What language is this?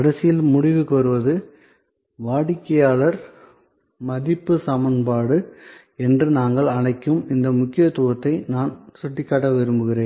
Tamil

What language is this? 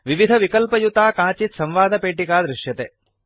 Sanskrit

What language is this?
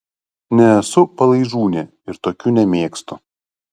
Lithuanian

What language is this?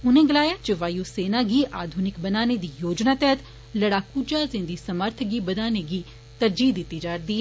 Dogri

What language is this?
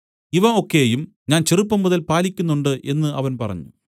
Malayalam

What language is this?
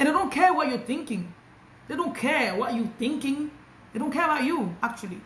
French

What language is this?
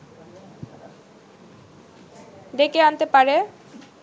Bangla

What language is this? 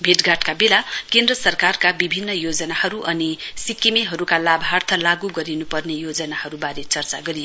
Nepali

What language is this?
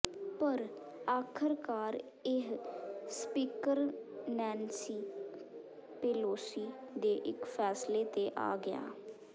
Punjabi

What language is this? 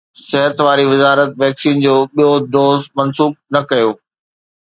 Sindhi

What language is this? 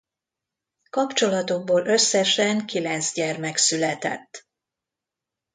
Hungarian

